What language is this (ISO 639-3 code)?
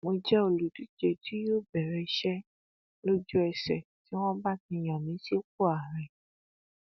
yor